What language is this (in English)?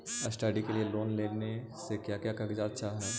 Magahi